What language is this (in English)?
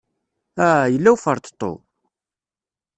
Kabyle